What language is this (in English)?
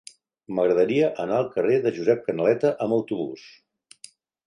Catalan